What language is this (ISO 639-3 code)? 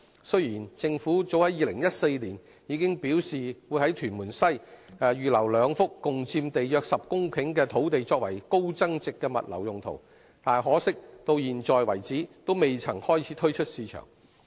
yue